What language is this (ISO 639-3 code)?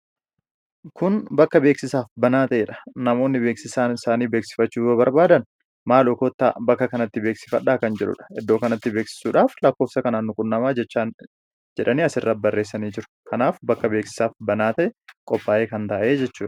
orm